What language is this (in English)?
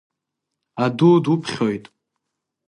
Abkhazian